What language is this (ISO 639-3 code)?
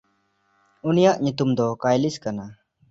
sat